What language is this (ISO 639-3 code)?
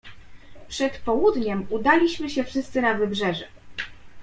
pol